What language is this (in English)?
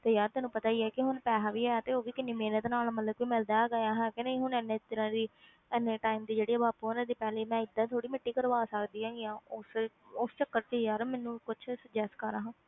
Punjabi